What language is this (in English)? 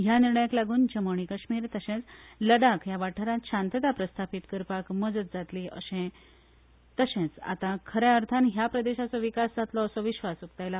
Konkani